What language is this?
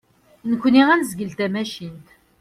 Kabyle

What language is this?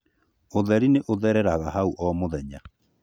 Kikuyu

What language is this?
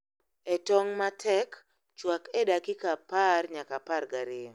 Luo (Kenya and Tanzania)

